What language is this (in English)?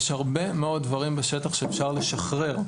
Hebrew